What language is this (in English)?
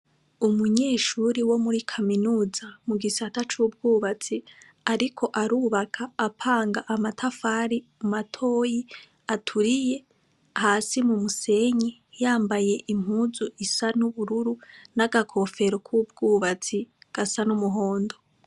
Rundi